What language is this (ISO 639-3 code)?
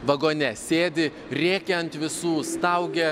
lit